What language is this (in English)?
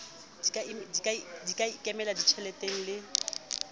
Southern Sotho